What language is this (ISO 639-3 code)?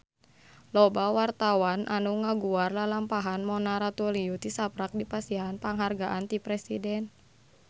sun